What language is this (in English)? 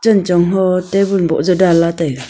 Wancho Naga